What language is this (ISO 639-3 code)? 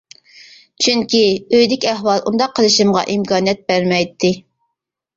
uig